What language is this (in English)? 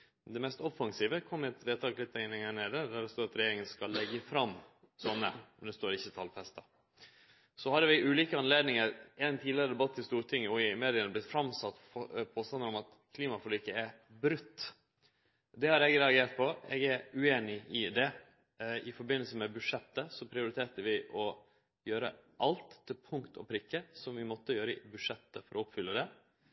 Norwegian Nynorsk